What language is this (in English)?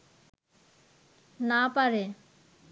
Bangla